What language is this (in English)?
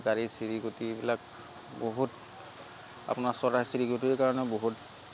Assamese